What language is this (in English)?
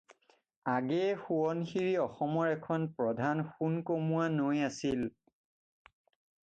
Assamese